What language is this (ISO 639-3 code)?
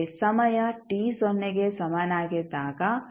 kan